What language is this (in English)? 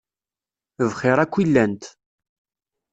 Kabyle